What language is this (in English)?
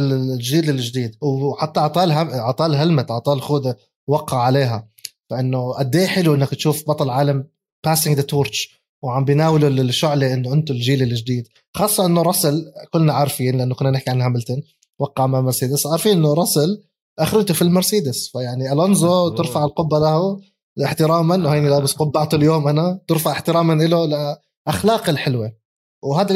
Arabic